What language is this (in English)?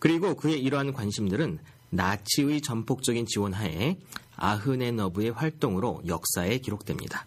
Korean